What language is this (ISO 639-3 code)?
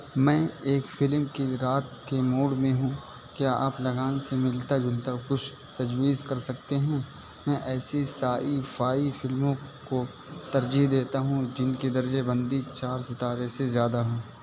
urd